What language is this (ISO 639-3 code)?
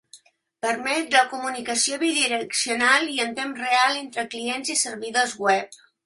cat